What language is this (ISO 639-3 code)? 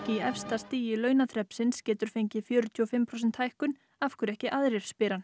isl